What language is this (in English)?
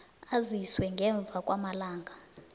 South Ndebele